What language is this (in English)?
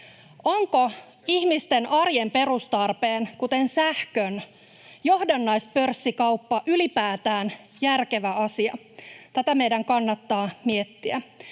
Finnish